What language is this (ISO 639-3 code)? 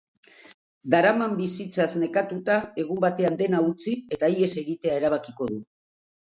eus